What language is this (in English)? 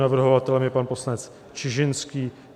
Czech